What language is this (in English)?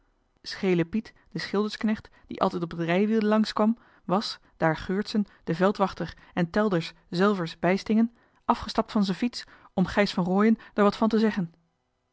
Dutch